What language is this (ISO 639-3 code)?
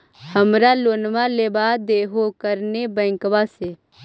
mag